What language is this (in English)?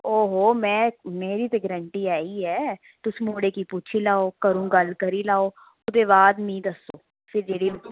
Dogri